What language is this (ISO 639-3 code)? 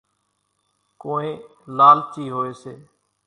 gjk